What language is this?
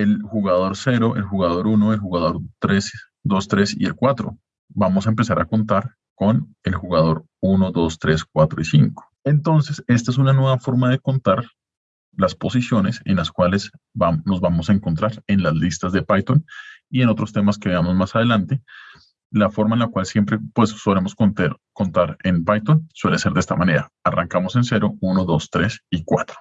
Spanish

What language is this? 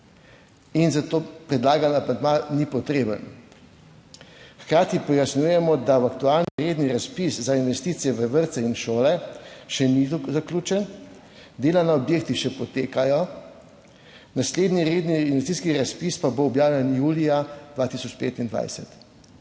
Slovenian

